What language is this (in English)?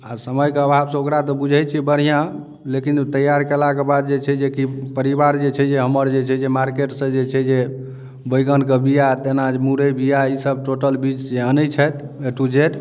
Maithili